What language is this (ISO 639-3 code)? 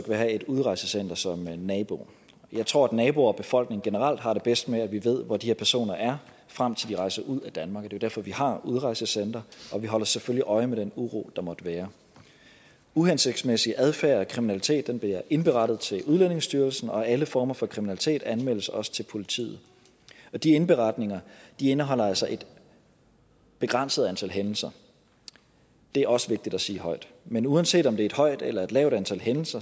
dan